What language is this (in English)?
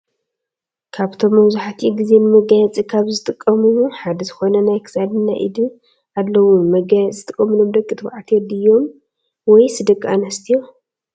Tigrinya